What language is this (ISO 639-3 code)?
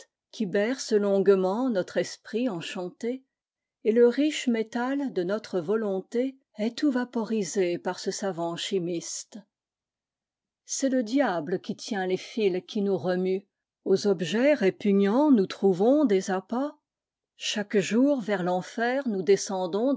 fra